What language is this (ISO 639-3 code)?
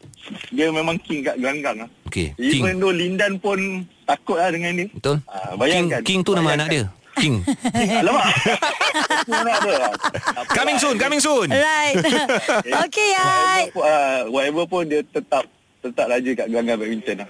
msa